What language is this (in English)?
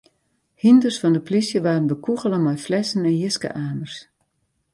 Western Frisian